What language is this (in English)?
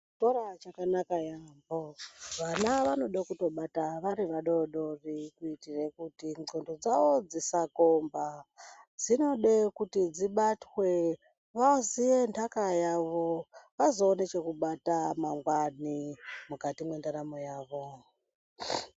Ndau